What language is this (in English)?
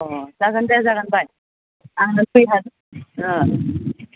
Bodo